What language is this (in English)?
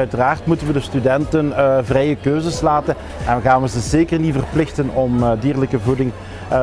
Dutch